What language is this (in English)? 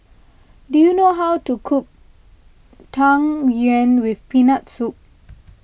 English